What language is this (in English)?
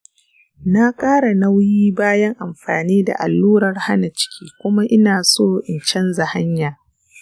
Hausa